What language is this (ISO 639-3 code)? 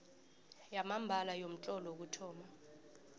nbl